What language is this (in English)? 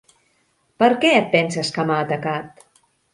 Catalan